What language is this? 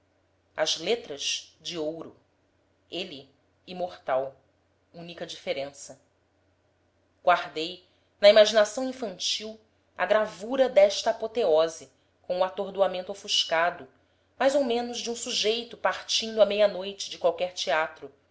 Portuguese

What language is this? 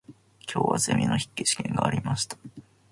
Japanese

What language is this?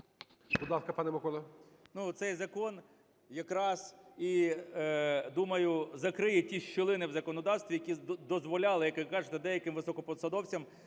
Ukrainian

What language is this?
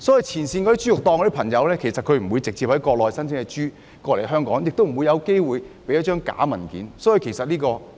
Cantonese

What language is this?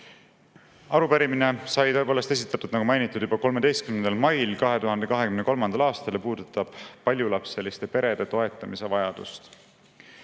Estonian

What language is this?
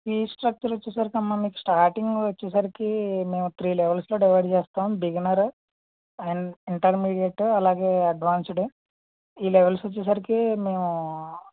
Telugu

